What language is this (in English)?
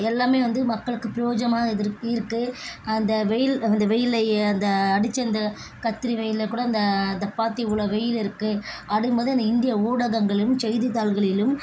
Tamil